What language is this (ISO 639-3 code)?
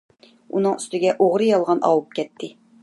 uig